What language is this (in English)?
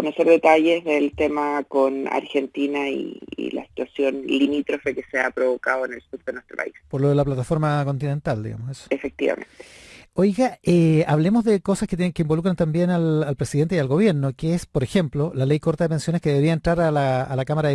Spanish